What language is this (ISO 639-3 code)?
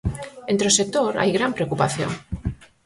glg